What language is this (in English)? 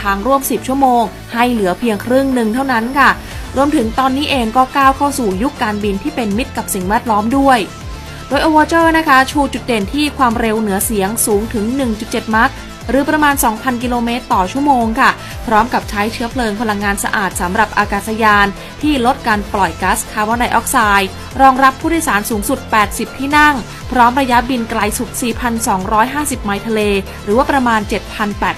Thai